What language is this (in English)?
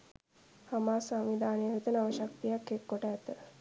Sinhala